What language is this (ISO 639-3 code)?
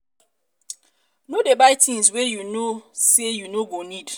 pcm